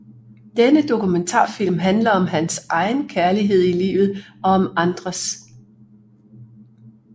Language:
Danish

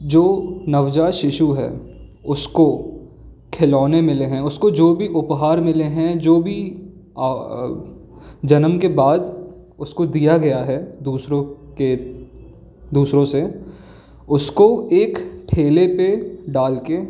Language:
Hindi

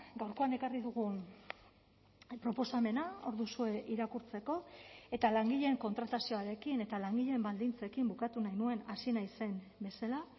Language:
Basque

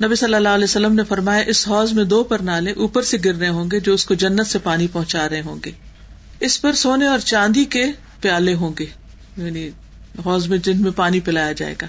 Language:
Urdu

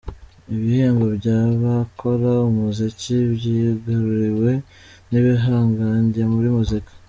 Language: Kinyarwanda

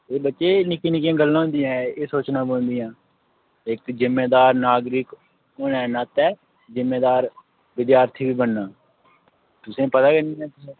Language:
Dogri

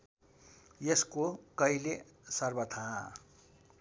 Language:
Nepali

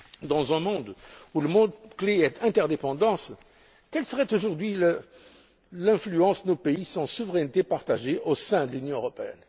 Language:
French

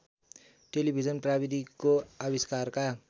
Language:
Nepali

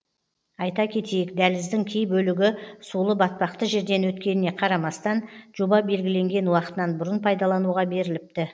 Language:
Kazakh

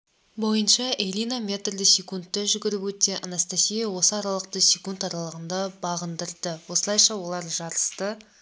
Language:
Kazakh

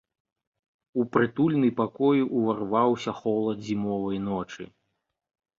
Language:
Belarusian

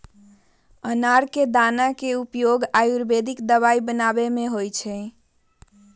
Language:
Magahi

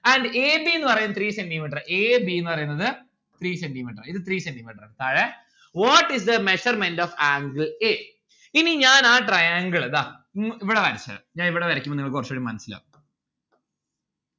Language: Malayalam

